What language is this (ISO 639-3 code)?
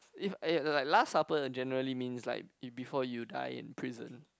eng